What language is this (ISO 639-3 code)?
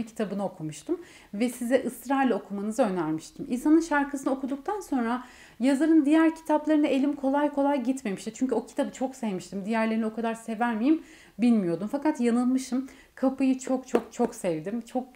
tur